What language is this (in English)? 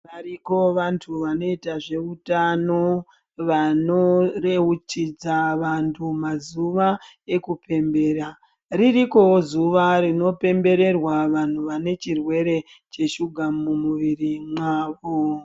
Ndau